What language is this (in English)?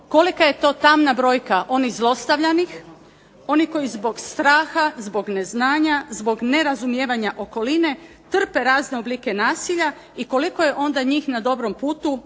Croatian